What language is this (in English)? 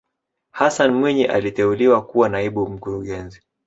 Swahili